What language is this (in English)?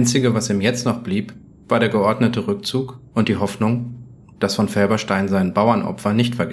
German